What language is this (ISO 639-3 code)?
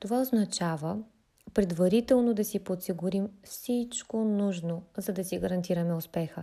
bul